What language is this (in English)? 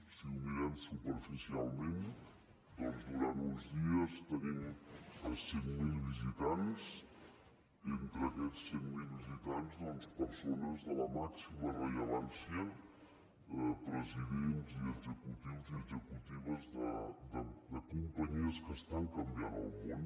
Catalan